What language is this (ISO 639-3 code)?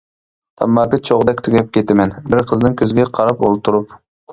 uig